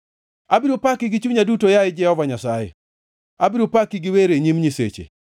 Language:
Luo (Kenya and Tanzania)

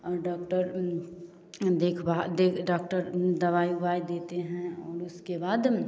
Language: Hindi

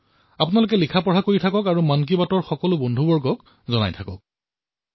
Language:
Assamese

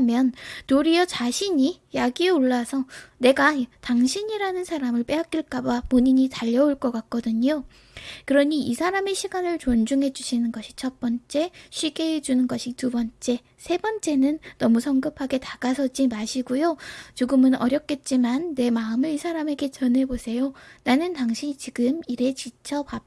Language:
Korean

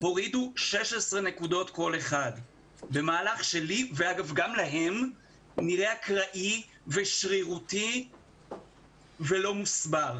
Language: Hebrew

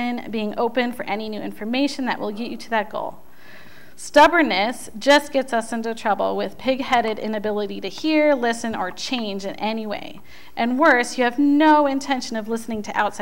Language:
English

